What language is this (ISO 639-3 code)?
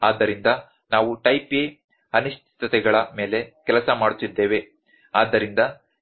kan